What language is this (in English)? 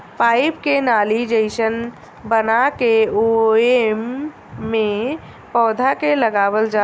Bhojpuri